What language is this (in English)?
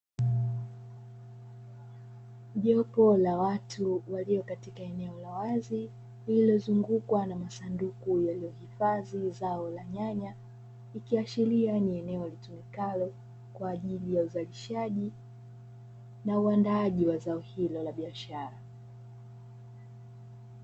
Swahili